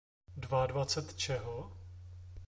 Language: Czech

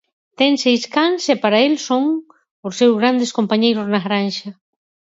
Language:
Galician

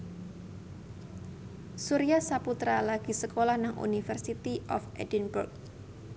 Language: Javanese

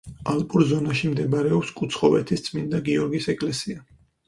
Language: Georgian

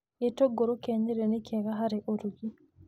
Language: Kikuyu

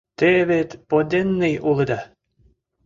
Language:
Mari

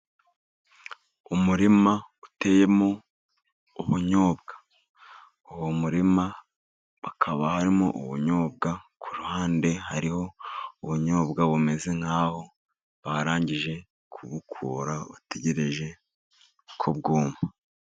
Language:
Kinyarwanda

